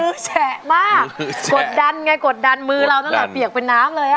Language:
Thai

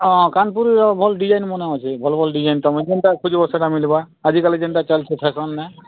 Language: Odia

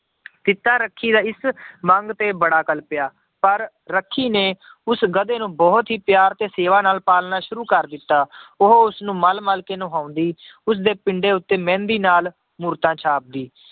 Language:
Punjabi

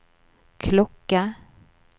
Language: Norwegian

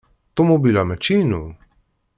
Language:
Kabyle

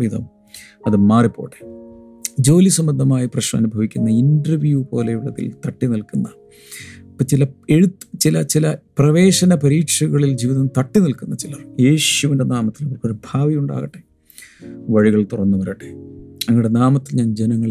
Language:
Malayalam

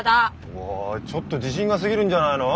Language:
Japanese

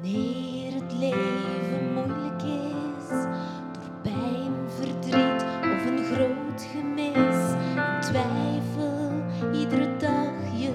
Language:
Dutch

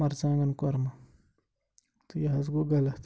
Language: Kashmiri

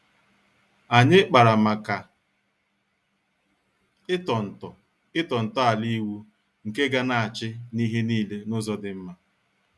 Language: Igbo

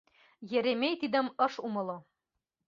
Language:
Mari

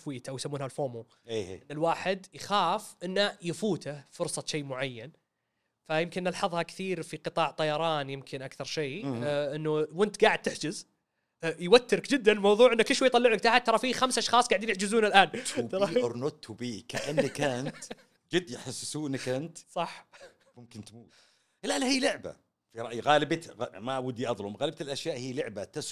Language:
Arabic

